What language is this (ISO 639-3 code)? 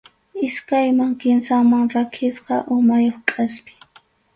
qxu